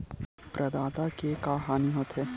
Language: Chhattisgarhi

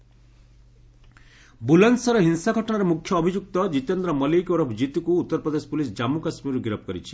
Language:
Odia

